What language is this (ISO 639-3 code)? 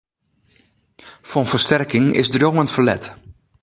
fry